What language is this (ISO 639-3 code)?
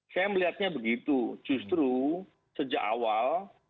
ind